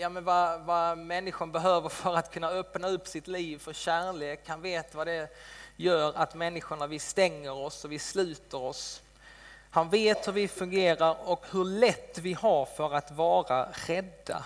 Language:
Swedish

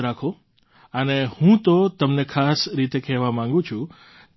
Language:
Gujarati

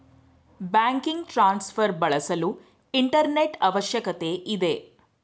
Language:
Kannada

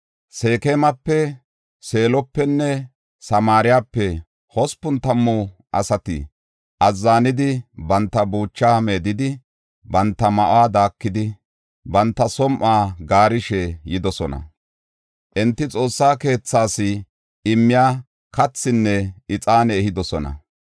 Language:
Gofa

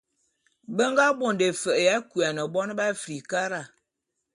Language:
Bulu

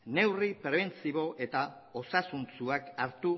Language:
Basque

